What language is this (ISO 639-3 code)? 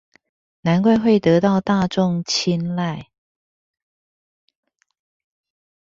zho